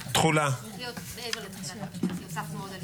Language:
Hebrew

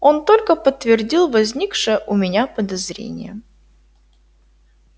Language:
Russian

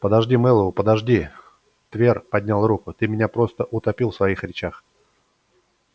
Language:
Russian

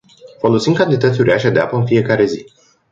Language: Romanian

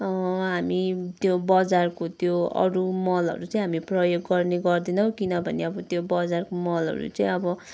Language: Nepali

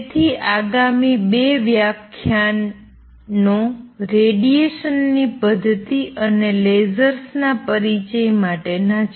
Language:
Gujarati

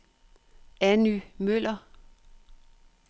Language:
Danish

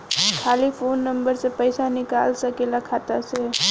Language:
Bhojpuri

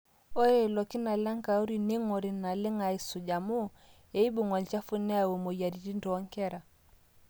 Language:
Masai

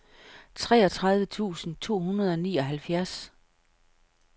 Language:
Danish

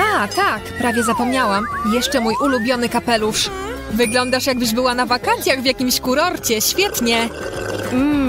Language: Polish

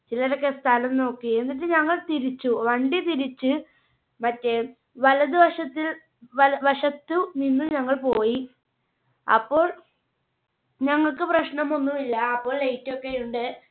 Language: Malayalam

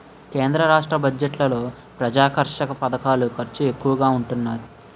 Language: Telugu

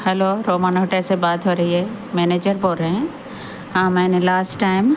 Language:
Urdu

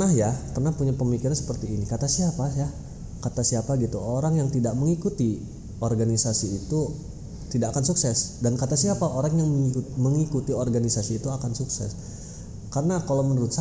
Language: Indonesian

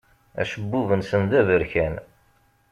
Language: Kabyle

